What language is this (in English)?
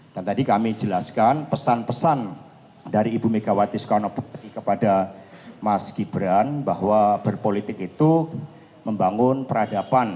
Indonesian